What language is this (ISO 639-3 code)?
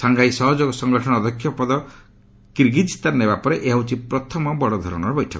ori